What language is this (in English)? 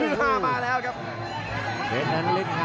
Thai